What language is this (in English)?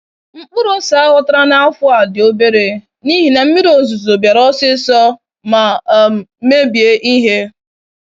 Igbo